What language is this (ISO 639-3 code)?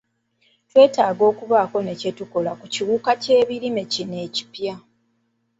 lug